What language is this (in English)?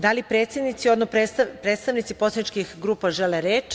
Serbian